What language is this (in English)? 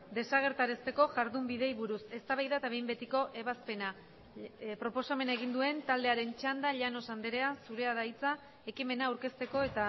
Basque